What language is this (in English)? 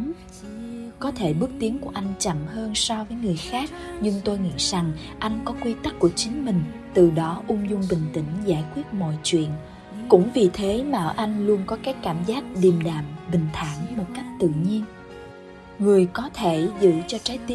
Vietnamese